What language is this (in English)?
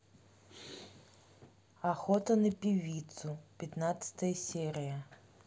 Russian